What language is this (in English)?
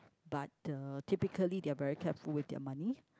English